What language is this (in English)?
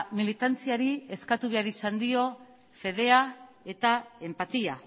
Basque